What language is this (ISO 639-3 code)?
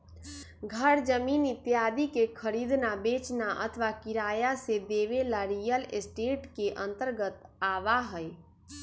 mag